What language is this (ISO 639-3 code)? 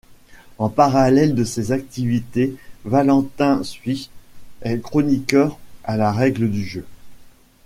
fra